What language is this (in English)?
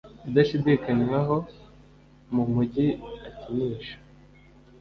Kinyarwanda